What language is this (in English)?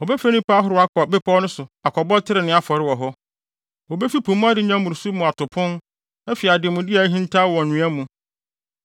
Akan